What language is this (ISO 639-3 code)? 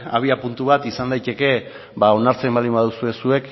eus